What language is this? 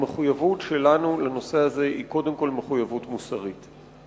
Hebrew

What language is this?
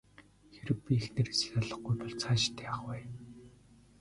Mongolian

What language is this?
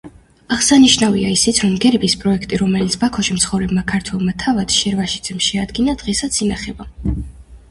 Georgian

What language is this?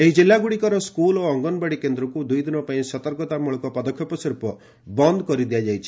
Odia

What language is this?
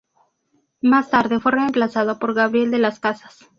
Spanish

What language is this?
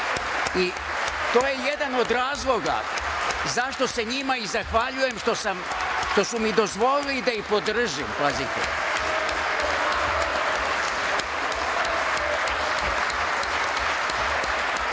Serbian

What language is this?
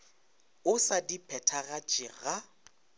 Northern Sotho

